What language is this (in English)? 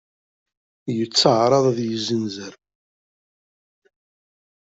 Kabyle